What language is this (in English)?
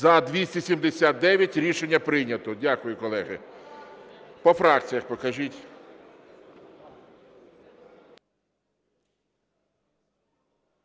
Ukrainian